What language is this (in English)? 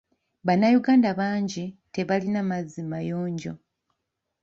Ganda